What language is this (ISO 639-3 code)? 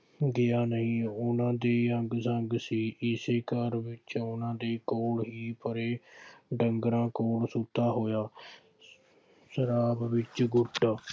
pan